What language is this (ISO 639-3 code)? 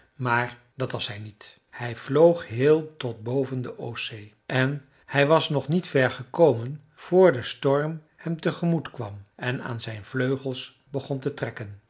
nld